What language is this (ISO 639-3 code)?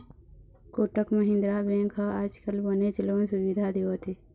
hne